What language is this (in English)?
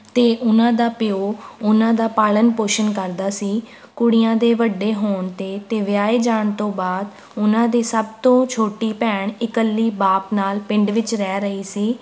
Punjabi